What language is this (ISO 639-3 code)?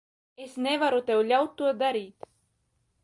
lav